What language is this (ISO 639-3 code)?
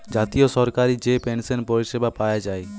ben